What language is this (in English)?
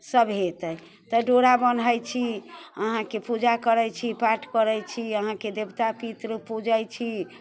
Maithili